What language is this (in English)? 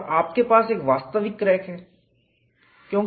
Hindi